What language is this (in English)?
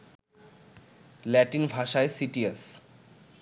Bangla